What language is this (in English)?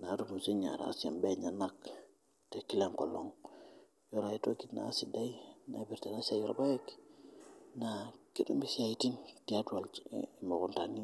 Masai